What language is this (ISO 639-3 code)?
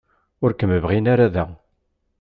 kab